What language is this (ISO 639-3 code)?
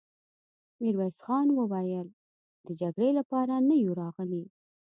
pus